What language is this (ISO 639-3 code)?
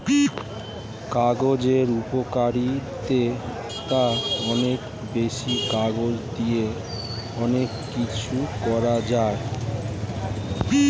ben